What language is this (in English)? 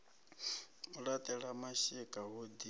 Venda